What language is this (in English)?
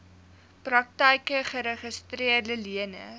Afrikaans